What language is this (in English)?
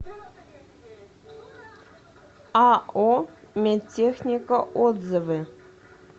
Russian